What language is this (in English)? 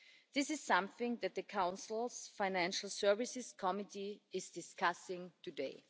English